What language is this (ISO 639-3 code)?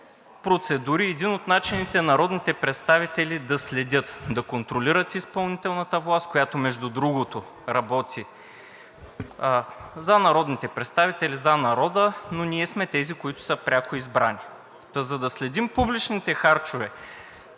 bul